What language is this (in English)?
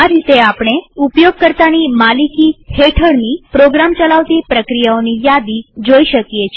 Gujarati